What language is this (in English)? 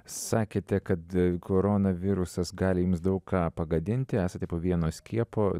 Lithuanian